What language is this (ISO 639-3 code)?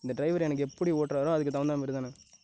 tam